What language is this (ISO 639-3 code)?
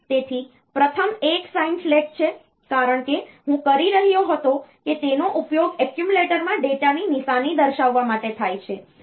guj